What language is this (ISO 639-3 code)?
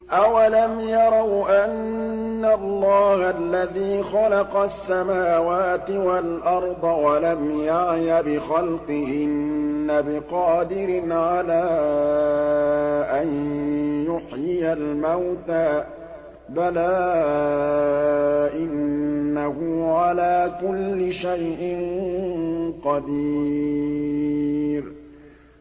ara